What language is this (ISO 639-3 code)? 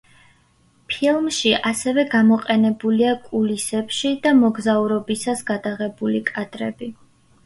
kat